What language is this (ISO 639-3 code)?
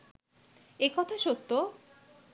ben